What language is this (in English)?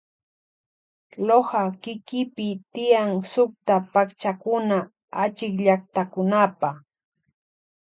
Loja Highland Quichua